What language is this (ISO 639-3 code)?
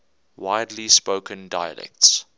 eng